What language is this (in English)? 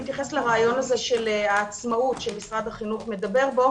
Hebrew